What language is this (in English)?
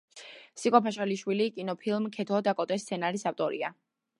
Georgian